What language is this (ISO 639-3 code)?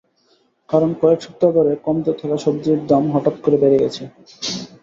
ben